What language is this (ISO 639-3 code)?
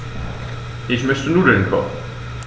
deu